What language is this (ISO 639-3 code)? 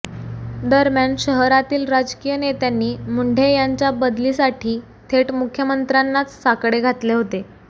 mar